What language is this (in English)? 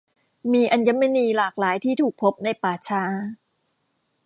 Thai